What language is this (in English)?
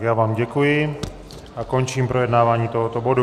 Czech